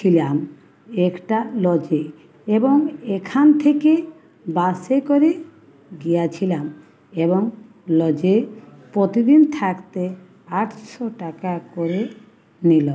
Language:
Bangla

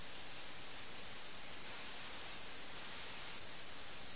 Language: Malayalam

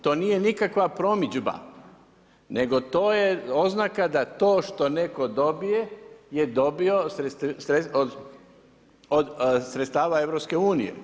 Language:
Croatian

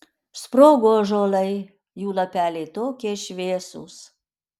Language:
Lithuanian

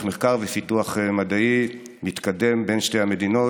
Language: Hebrew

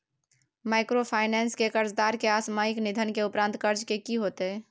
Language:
Maithili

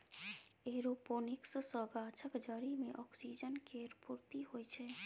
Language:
Maithili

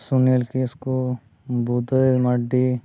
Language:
Santali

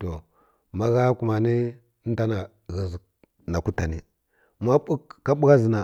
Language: Kirya-Konzəl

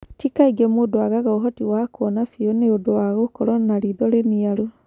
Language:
Kikuyu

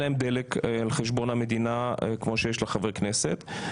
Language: Hebrew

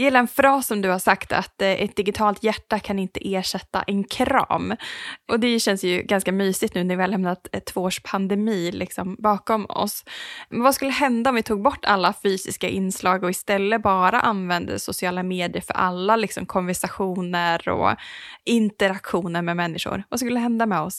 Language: Swedish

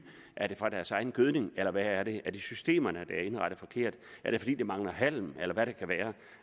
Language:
Danish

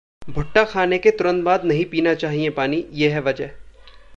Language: Hindi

